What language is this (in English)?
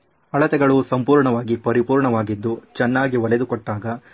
Kannada